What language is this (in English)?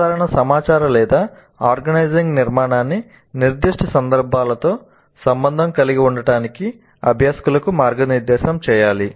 Telugu